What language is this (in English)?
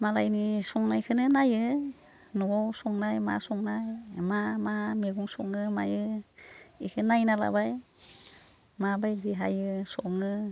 Bodo